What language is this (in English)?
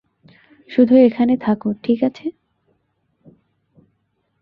Bangla